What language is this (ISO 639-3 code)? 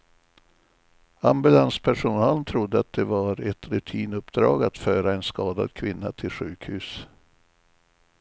swe